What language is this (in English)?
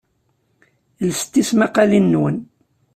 Kabyle